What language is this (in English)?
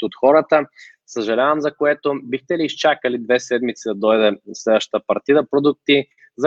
Bulgarian